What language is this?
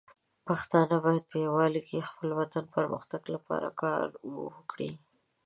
Pashto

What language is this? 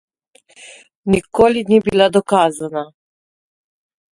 Slovenian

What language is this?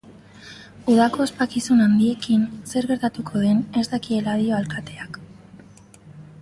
Basque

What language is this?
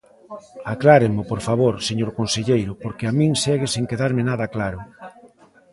Galician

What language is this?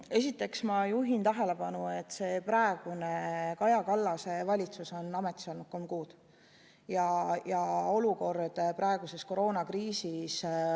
Estonian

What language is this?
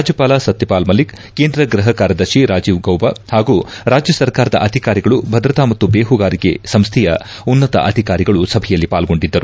Kannada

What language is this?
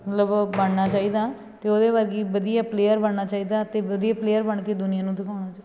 Punjabi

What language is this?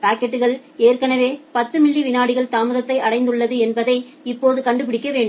Tamil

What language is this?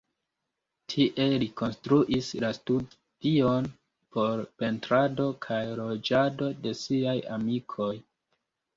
Esperanto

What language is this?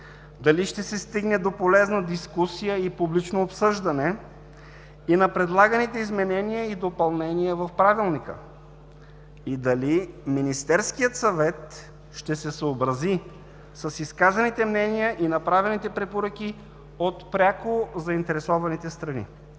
Bulgarian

